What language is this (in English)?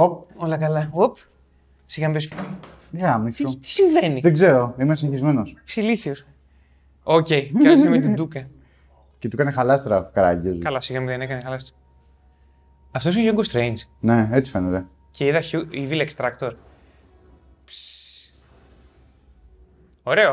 Greek